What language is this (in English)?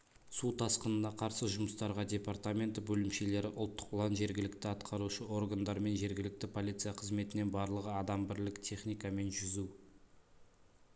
Kazakh